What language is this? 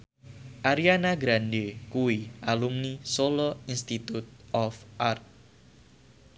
Javanese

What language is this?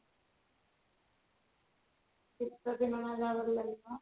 Odia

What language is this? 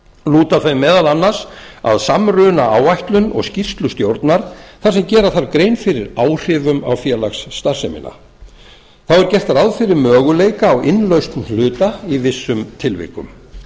Icelandic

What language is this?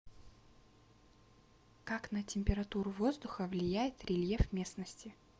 Russian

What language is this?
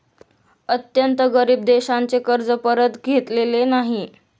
Marathi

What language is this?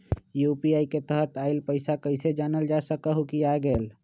Magahi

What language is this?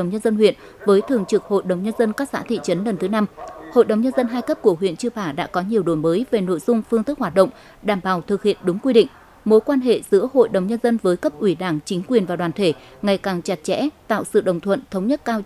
Vietnamese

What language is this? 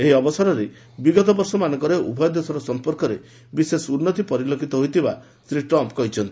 Odia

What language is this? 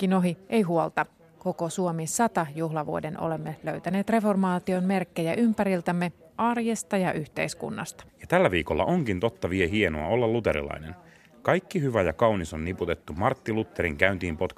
Finnish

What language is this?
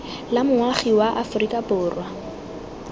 Tswana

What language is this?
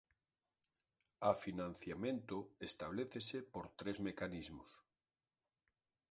Galician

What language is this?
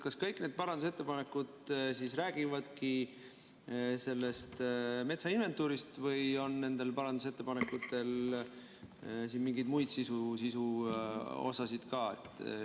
Estonian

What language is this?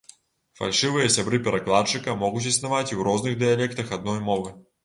Belarusian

